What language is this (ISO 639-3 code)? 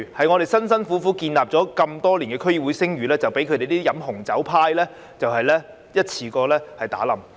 yue